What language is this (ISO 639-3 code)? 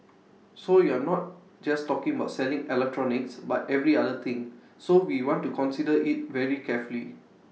eng